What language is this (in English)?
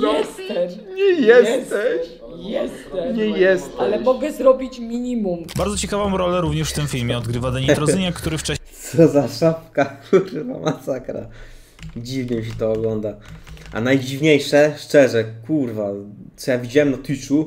Polish